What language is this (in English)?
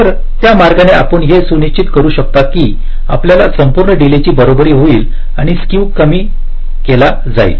Marathi